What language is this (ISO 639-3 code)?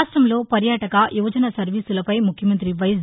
tel